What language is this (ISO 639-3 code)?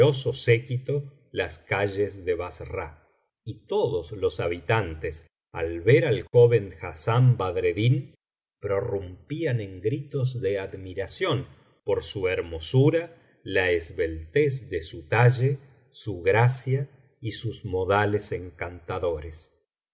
spa